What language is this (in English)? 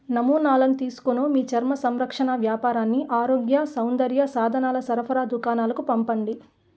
Telugu